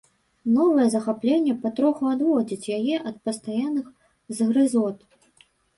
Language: Belarusian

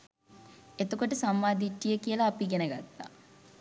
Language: Sinhala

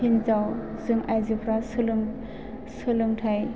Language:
Bodo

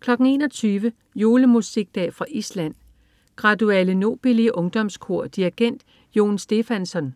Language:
Danish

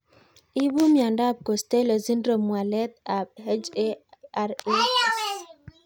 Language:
Kalenjin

